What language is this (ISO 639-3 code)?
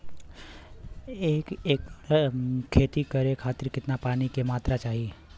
bho